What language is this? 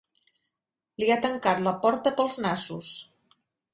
Catalan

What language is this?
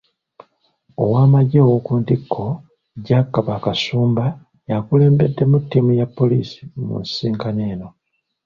Ganda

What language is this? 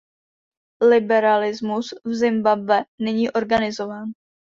Czech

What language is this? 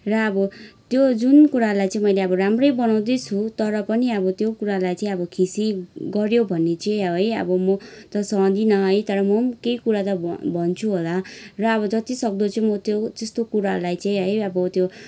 Nepali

